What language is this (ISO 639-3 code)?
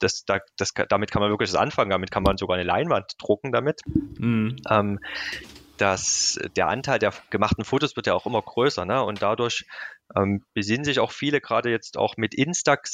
deu